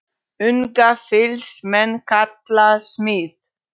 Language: Icelandic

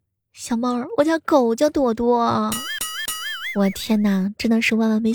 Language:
Chinese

